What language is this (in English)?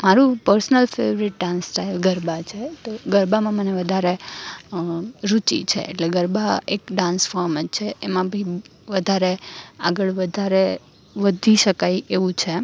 Gujarati